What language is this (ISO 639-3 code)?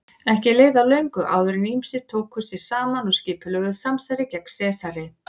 isl